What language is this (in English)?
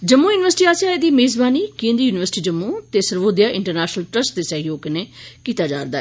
Dogri